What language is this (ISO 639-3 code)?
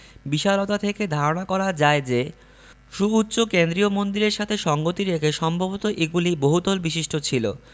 ben